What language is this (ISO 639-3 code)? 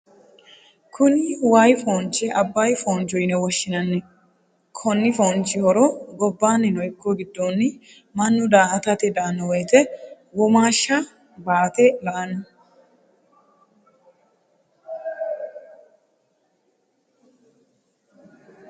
sid